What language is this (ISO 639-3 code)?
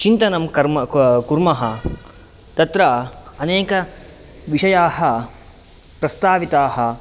san